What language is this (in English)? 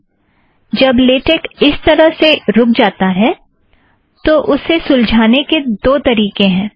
Hindi